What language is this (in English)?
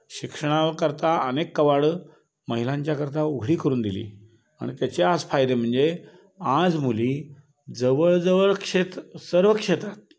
Marathi